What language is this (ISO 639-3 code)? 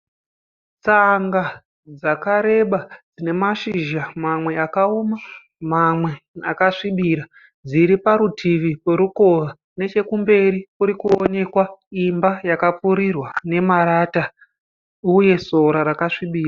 sna